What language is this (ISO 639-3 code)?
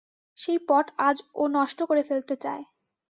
ben